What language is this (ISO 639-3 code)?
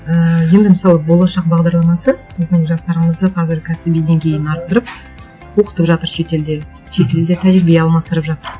kaz